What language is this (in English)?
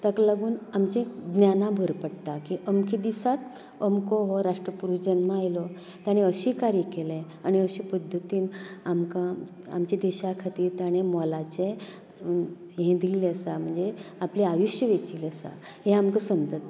Konkani